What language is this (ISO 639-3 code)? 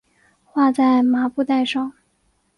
zho